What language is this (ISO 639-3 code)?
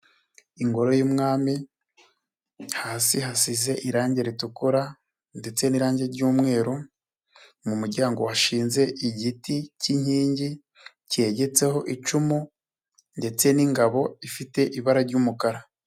kin